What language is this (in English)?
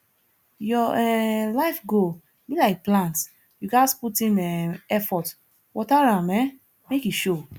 Nigerian Pidgin